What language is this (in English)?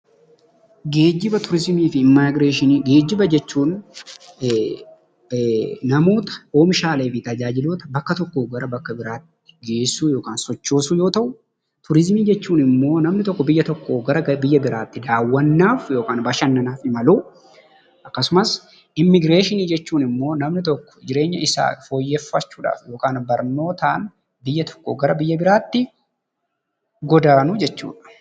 Oromo